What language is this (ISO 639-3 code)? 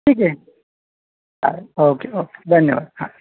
mar